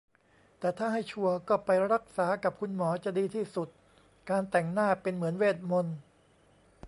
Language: Thai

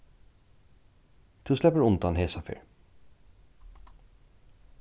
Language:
Faroese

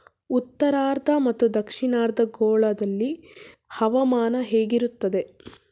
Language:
Kannada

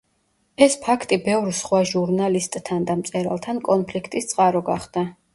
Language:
Georgian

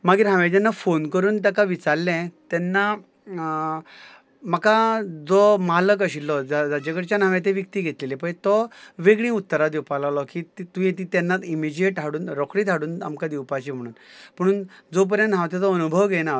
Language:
Konkani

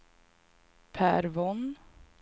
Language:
Swedish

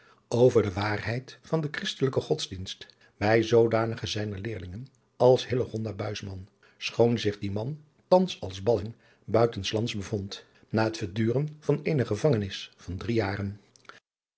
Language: Dutch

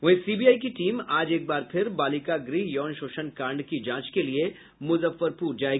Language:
Hindi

